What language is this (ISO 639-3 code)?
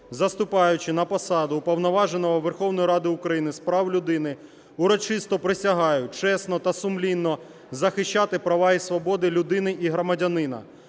ukr